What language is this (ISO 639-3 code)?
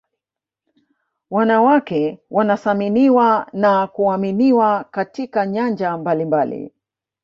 swa